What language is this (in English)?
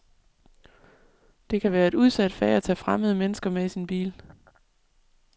Danish